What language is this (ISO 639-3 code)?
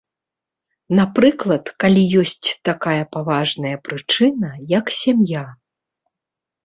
bel